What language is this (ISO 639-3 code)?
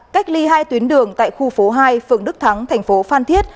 vie